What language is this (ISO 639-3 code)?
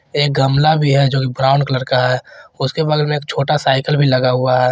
hin